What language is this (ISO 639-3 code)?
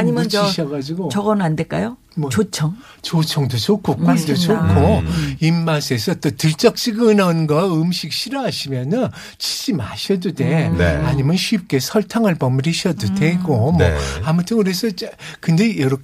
kor